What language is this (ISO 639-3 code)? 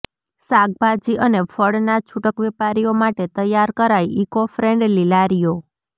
guj